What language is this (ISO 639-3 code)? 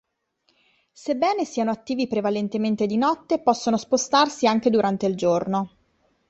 ita